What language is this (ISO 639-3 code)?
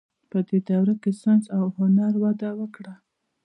pus